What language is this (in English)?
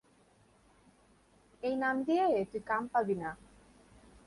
Bangla